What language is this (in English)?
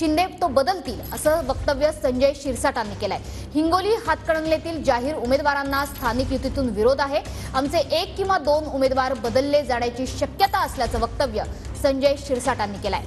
Marathi